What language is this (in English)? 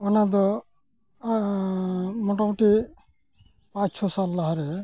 Santali